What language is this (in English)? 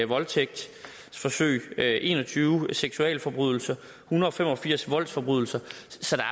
Danish